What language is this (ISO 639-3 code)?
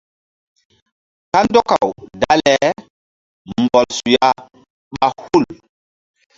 mdd